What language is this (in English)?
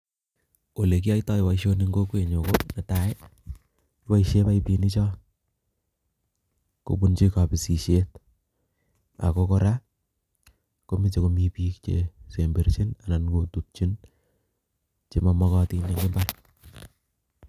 Kalenjin